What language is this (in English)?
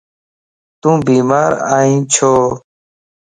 Lasi